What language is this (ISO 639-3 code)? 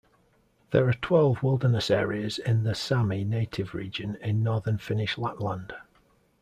eng